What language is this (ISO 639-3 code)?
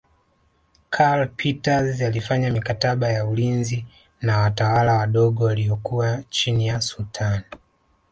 swa